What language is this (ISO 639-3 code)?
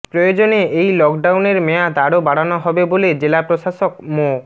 ben